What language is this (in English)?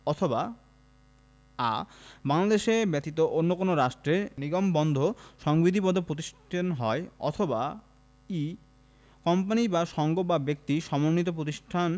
Bangla